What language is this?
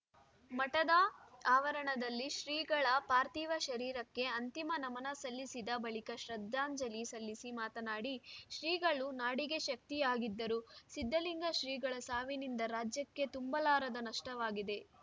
Kannada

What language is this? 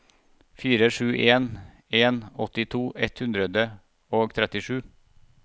Norwegian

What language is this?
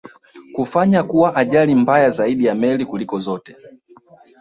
Swahili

